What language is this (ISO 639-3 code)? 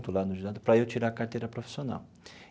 por